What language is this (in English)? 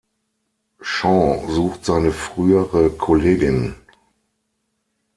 German